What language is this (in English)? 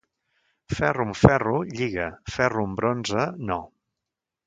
Catalan